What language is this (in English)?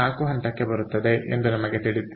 Kannada